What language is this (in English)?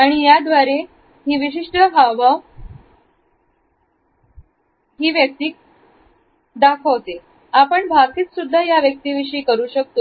Marathi